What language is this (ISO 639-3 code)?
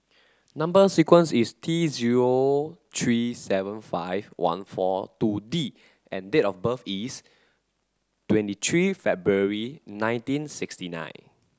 eng